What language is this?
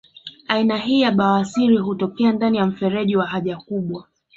Swahili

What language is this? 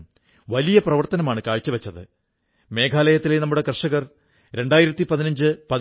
Malayalam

